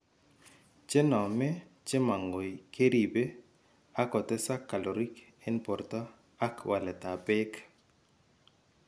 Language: Kalenjin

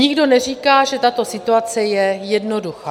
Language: Czech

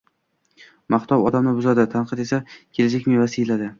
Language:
Uzbek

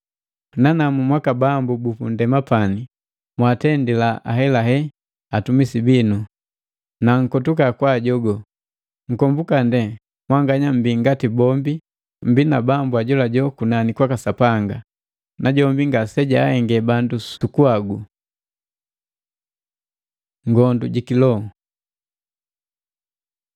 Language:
Matengo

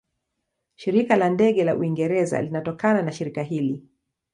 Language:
Swahili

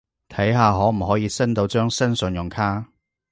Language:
Cantonese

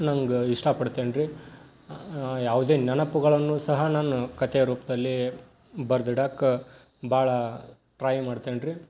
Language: Kannada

